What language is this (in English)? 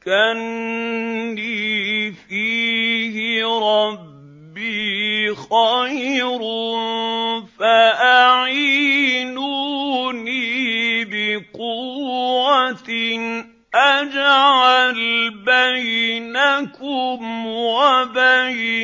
Arabic